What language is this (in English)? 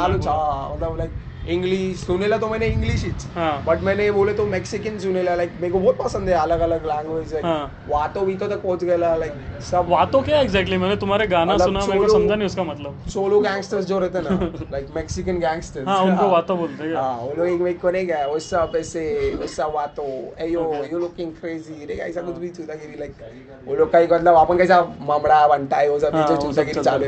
Hindi